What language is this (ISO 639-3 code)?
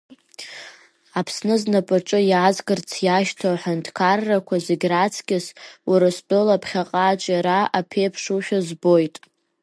abk